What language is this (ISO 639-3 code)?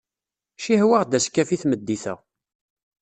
kab